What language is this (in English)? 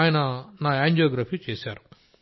Telugu